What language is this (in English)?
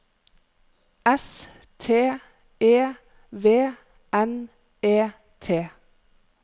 Norwegian